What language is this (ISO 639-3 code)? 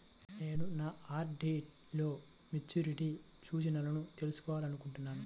tel